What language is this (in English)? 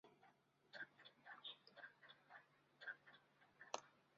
Chinese